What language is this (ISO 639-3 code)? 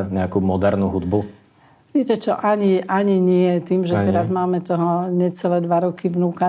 slk